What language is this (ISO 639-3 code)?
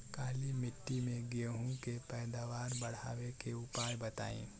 bho